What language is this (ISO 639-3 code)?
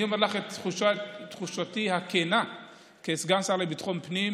heb